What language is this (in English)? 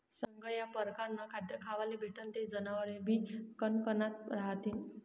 Marathi